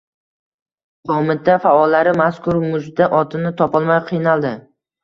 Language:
Uzbek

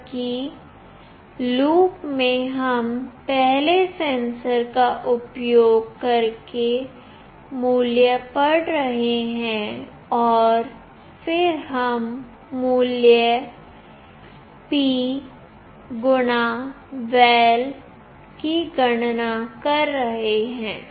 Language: Hindi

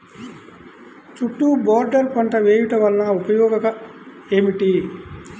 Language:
Telugu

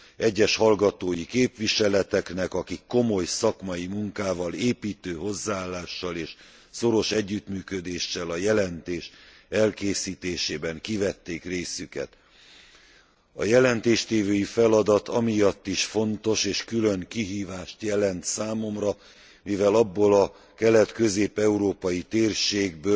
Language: Hungarian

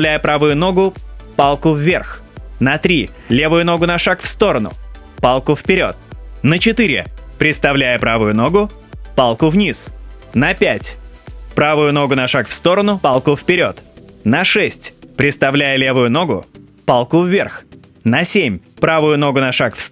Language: Russian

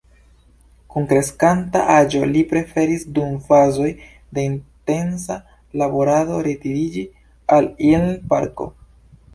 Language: Esperanto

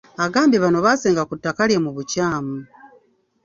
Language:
Ganda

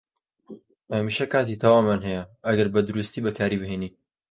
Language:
Central Kurdish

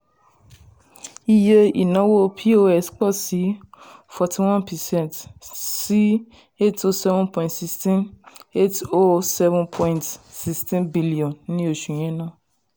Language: Yoruba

